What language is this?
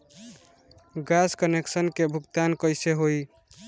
Bhojpuri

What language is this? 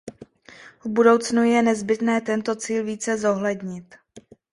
Czech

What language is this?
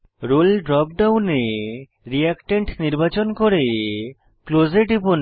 Bangla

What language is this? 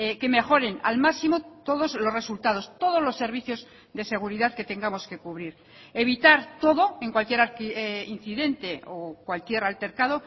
Spanish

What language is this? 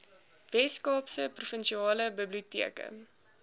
Afrikaans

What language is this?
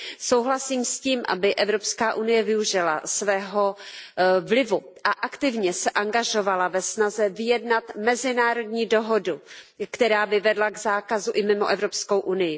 Czech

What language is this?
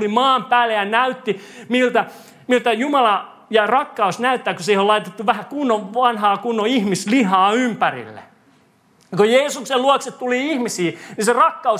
Finnish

